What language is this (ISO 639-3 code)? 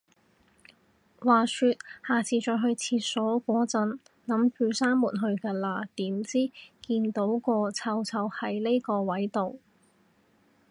yue